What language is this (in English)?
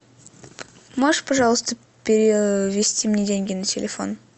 Russian